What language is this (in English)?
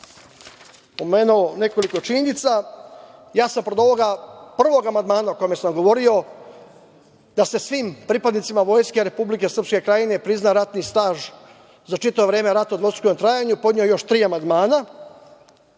Serbian